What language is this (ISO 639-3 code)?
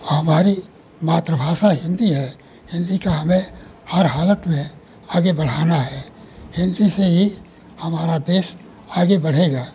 hin